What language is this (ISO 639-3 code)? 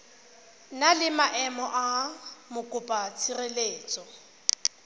tsn